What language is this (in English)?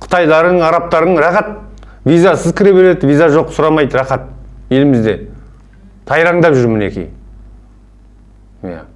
Turkish